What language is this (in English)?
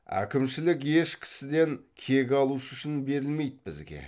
Kazakh